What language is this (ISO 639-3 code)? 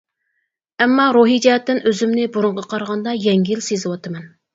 uig